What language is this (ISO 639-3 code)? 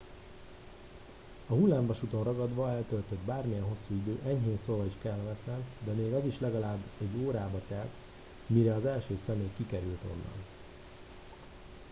hun